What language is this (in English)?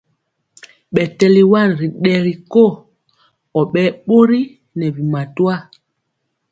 Mpiemo